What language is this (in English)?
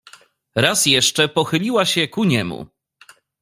Polish